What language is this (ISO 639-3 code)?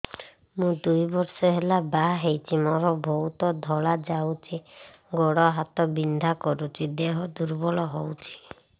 ori